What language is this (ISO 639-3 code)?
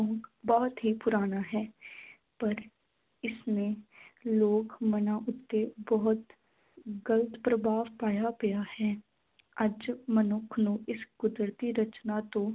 pan